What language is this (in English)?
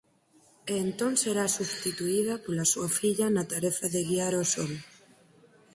Galician